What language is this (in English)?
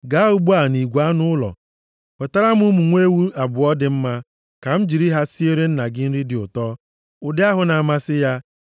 Igbo